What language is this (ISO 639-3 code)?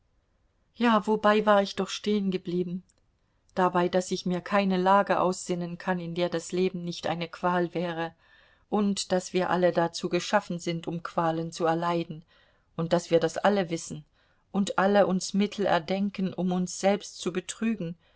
deu